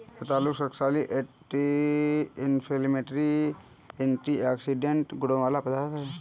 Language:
Hindi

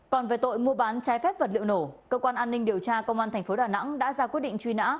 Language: Vietnamese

